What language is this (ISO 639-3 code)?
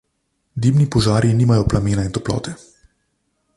slv